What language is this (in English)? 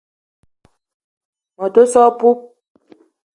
Eton (Cameroon)